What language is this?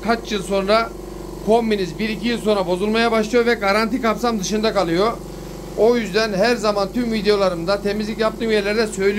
Turkish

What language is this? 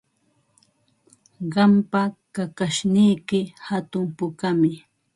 Ambo-Pasco Quechua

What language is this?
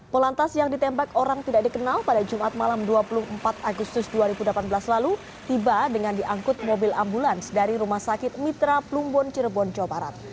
Indonesian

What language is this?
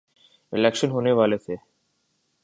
Urdu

